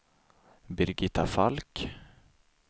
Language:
Swedish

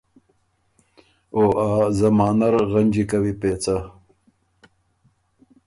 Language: Ormuri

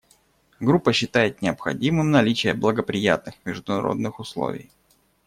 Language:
Russian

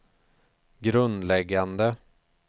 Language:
Swedish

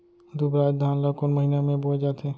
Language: Chhattisgarhi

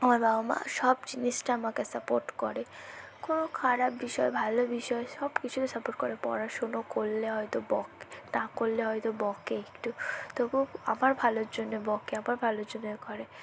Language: Bangla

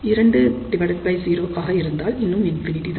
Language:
Tamil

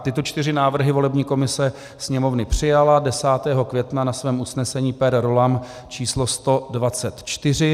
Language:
Czech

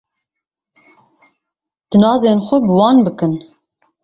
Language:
Kurdish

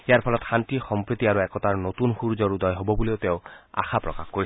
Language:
Assamese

